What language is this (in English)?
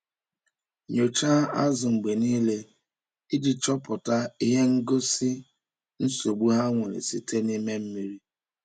Igbo